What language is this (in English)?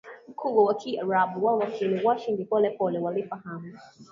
Swahili